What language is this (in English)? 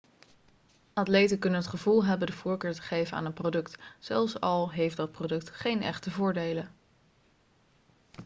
Dutch